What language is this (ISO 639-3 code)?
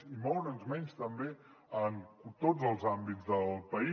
cat